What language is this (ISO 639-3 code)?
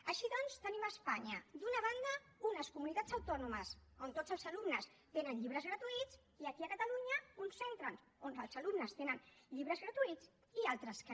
cat